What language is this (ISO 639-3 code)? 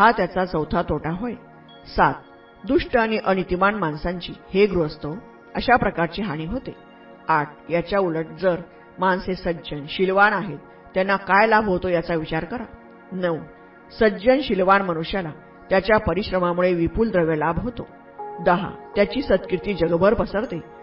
mar